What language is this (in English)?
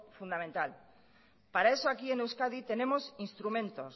Spanish